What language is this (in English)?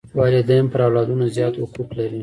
Pashto